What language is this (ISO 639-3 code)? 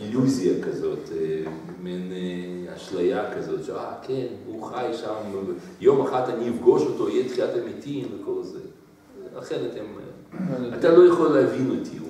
heb